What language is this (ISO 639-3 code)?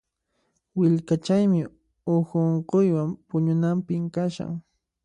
qxp